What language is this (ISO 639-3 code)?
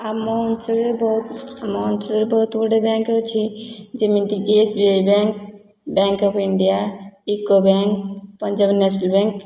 ori